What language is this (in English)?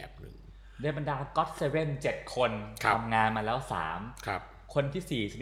Thai